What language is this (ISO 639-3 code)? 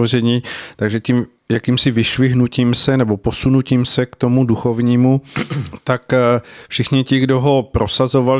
ces